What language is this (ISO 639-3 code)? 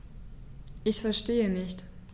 deu